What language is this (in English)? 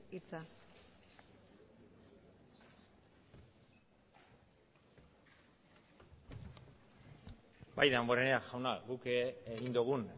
Basque